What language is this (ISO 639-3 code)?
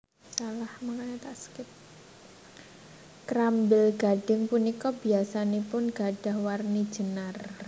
jav